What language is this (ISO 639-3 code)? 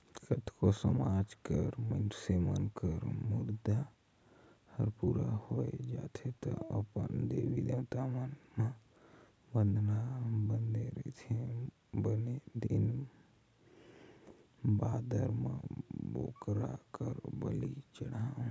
hne